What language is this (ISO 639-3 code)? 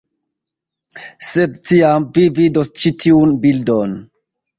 epo